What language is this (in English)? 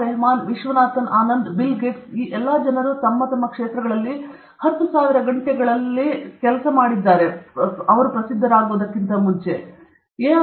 Kannada